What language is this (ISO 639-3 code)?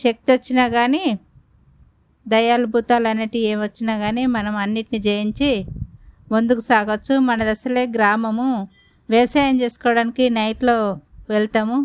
tel